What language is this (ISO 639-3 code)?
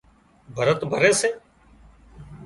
kxp